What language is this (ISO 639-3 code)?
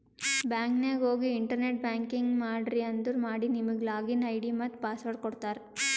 kan